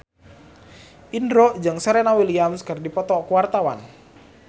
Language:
Sundanese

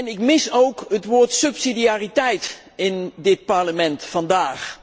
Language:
Dutch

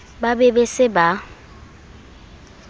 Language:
Southern Sotho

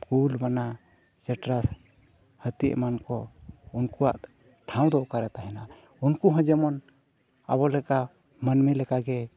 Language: Santali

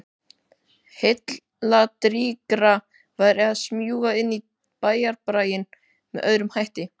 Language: Icelandic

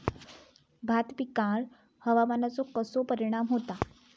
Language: Marathi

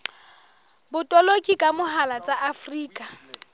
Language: Southern Sotho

